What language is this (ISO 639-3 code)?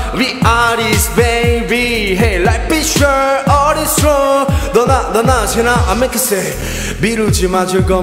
kor